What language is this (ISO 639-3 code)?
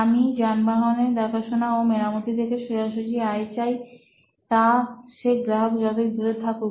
ben